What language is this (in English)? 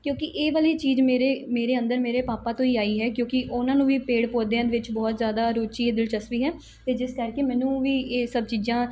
Punjabi